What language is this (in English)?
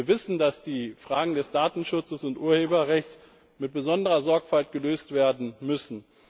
German